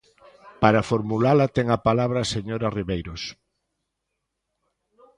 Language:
Galician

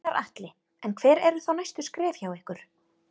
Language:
Icelandic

